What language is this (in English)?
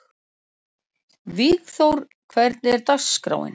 Icelandic